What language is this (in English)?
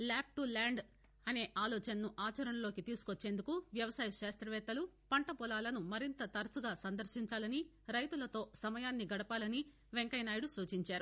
Telugu